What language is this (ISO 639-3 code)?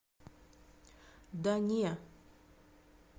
rus